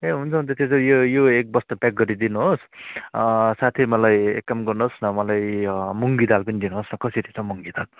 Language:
Nepali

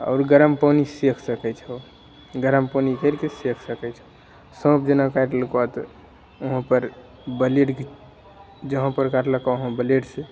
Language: Maithili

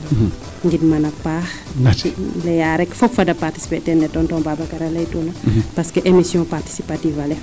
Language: Serer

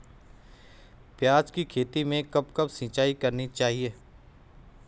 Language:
Hindi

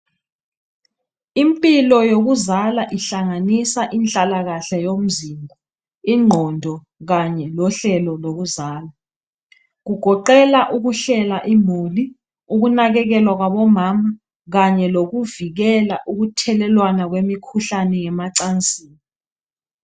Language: North Ndebele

